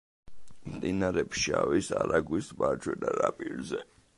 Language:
Georgian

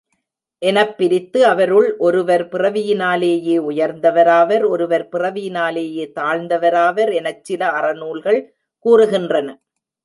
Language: Tamil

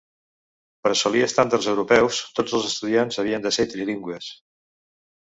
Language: Catalan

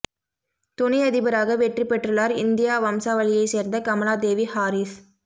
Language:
Tamil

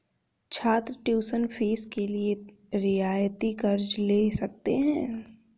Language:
Hindi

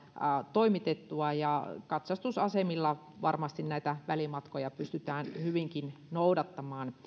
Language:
Finnish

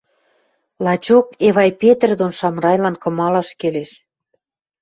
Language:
Western Mari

